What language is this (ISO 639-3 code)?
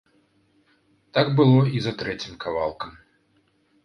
bel